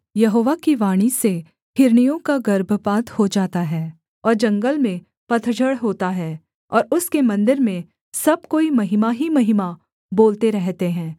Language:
Hindi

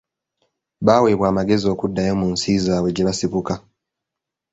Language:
Ganda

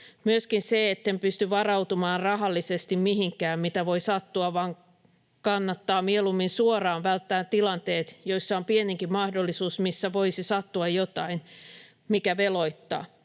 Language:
Finnish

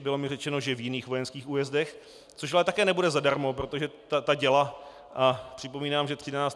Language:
Czech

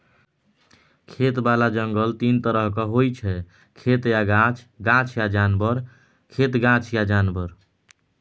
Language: Maithili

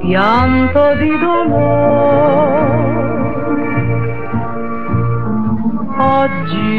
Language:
Italian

